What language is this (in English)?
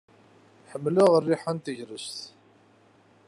Kabyle